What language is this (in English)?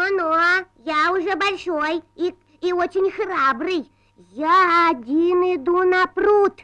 Russian